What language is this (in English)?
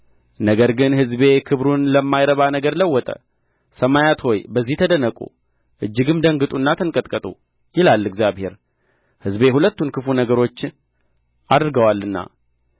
Amharic